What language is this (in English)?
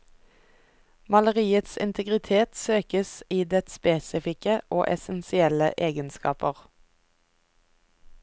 Norwegian